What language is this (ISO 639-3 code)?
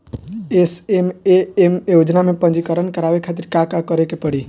bho